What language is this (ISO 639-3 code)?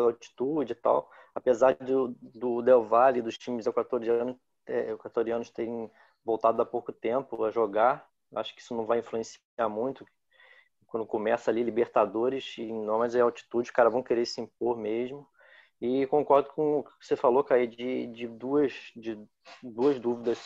por